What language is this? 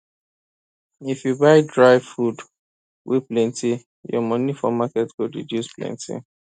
Nigerian Pidgin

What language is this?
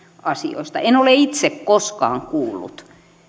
Finnish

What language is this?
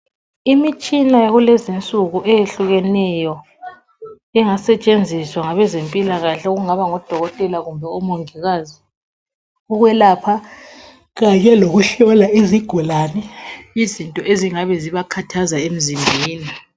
North Ndebele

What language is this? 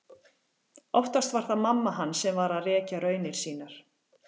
Icelandic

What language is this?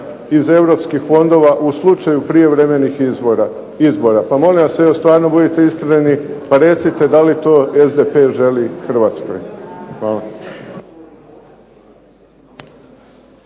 Croatian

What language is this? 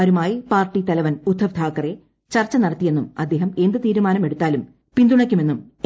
Malayalam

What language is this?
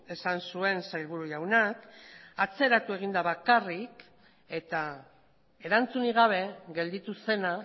Basque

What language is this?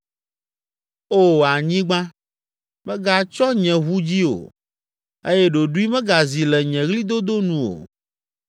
Ewe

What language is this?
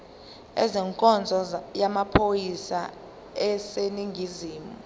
Zulu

